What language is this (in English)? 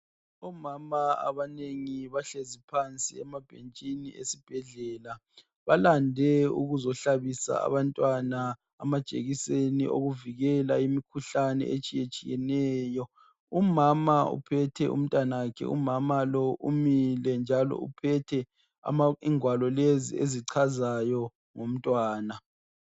North Ndebele